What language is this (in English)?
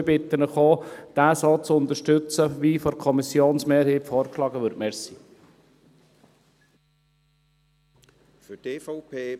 Swiss German